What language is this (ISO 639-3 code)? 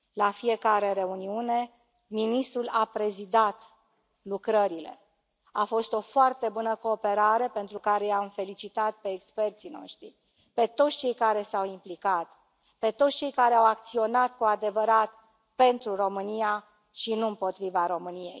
ron